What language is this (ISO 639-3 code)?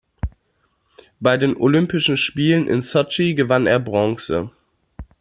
deu